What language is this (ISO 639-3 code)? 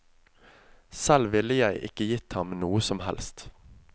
nor